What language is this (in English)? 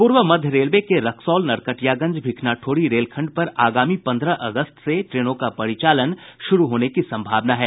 Hindi